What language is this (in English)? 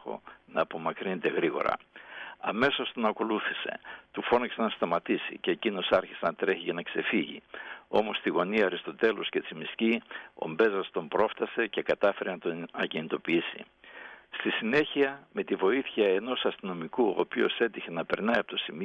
Greek